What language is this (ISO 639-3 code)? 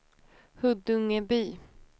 swe